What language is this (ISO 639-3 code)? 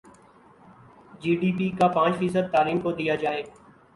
urd